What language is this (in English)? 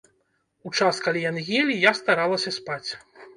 Belarusian